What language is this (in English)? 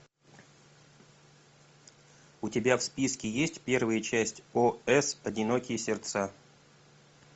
Russian